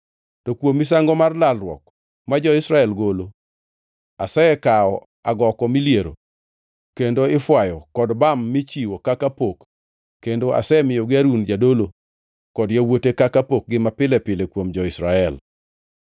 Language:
Luo (Kenya and Tanzania)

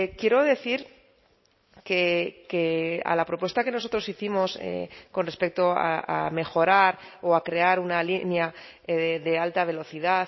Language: Spanish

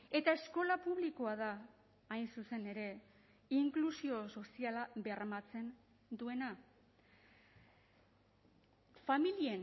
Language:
Basque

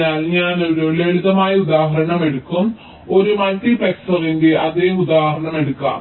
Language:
Malayalam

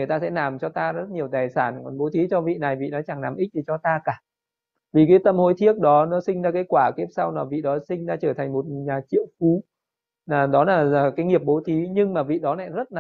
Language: Vietnamese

